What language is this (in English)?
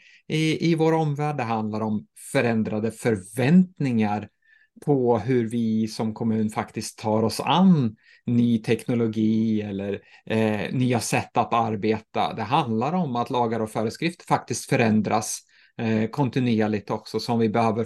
Swedish